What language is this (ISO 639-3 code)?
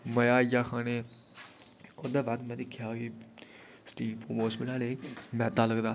doi